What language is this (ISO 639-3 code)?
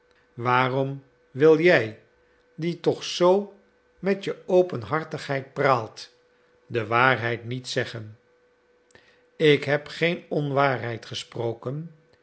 nld